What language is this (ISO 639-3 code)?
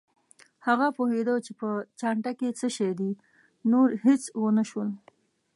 pus